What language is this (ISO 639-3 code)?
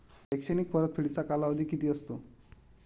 mar